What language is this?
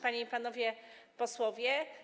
Polish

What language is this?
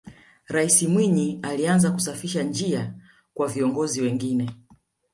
Swahili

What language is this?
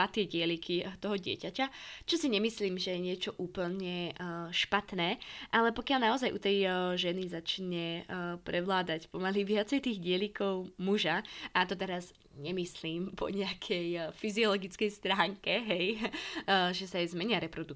Slovak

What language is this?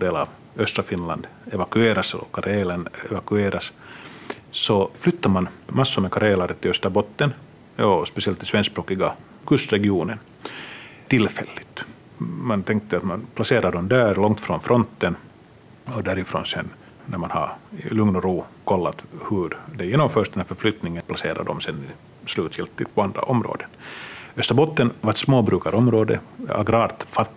Swedish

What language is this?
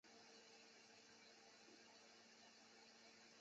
Chinese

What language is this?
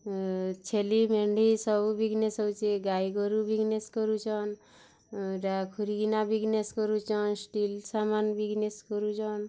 Odia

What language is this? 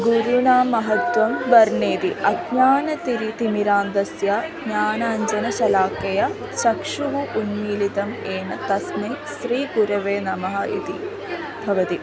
Sanskrit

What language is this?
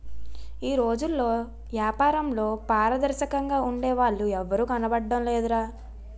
Telugu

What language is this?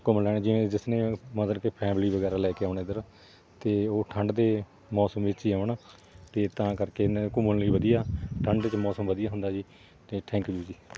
Punjabi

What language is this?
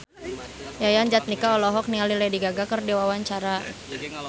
Sundanese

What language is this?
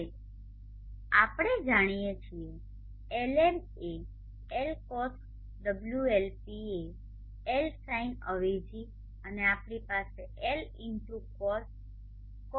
Gujarati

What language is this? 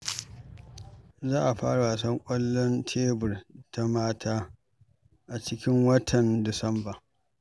Hausa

